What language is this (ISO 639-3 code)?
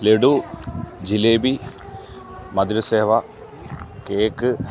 mal